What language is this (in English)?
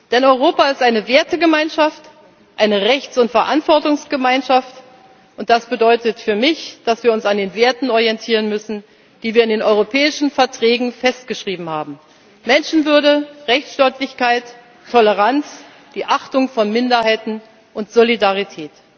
German